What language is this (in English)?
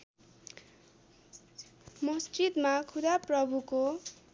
Nepali